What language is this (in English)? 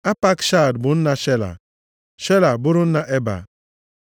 Igbo